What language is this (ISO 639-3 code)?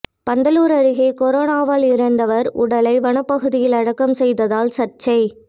tam